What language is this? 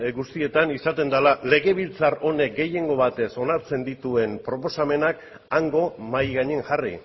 Basque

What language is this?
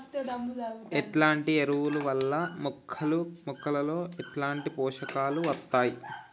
Telugu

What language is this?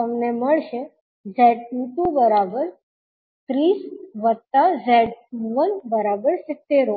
Gujarati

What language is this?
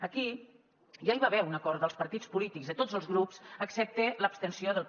Catalan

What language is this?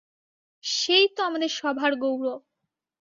Bangla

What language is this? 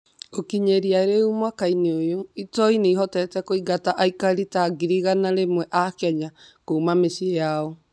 Kikuyu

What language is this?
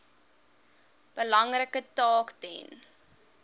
Afrikaans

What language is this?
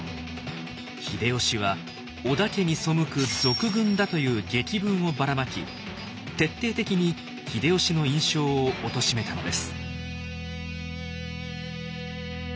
Japanese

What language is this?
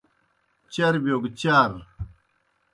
Kohistani Shina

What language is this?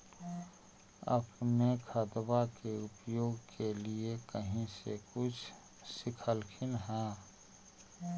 Magahi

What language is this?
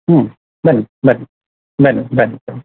Kannada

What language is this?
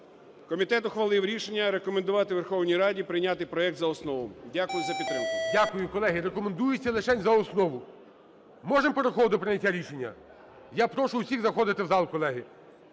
Ukrainian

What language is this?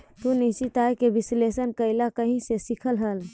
Magahi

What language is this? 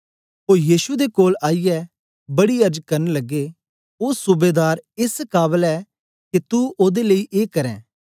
Dogri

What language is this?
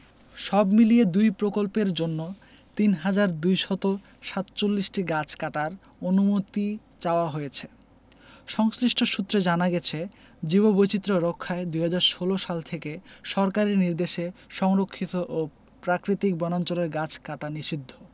Bangla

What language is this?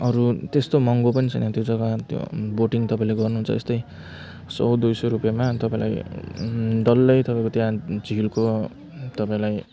Nepali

